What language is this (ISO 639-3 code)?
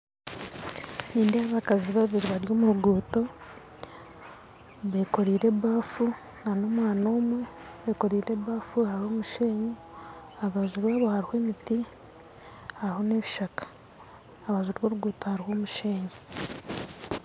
nyn